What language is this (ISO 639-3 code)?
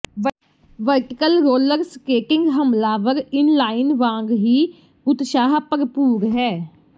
pan